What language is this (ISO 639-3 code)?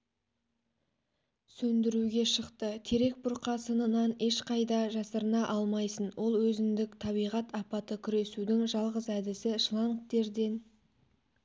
kaz